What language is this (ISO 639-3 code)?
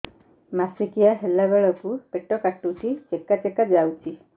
ori